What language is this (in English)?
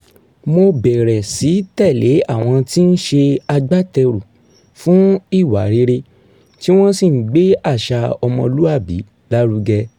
Yoruba